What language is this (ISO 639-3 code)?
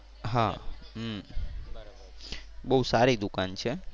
guj